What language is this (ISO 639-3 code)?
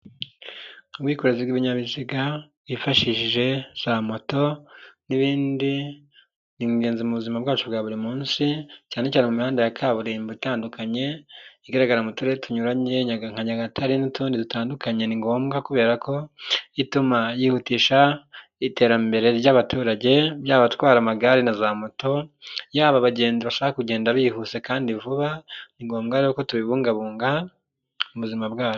kin